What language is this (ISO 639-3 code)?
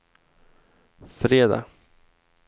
swe